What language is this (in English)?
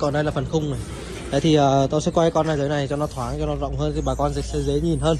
Vietnamese